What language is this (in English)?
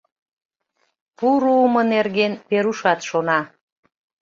Mari